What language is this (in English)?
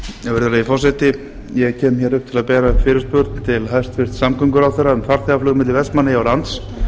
Icelandic